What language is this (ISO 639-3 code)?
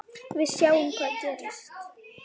isl